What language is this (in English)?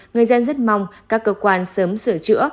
Vietnamese